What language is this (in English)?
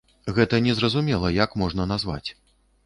Belarusian